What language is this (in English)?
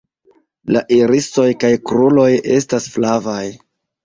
Esperanto